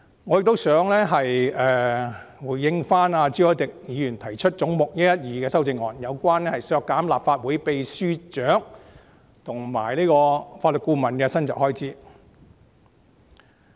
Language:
Cantonese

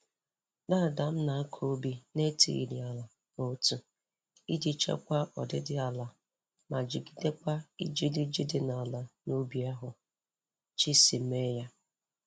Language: Igbo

